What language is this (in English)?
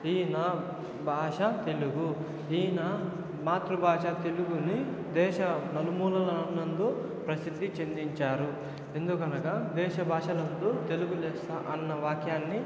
Telugu